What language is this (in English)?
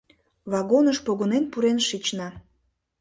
Mari